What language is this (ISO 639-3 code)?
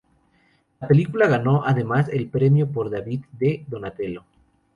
spa